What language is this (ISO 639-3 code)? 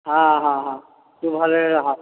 ori